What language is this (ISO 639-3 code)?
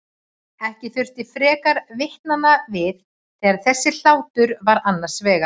isl